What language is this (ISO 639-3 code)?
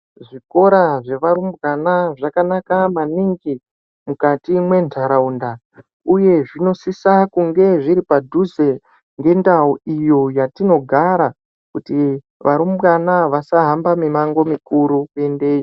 ndc